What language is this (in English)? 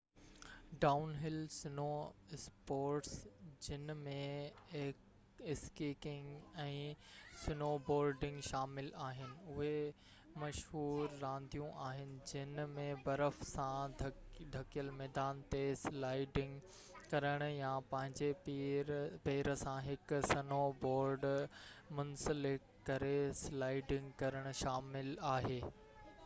Sindhi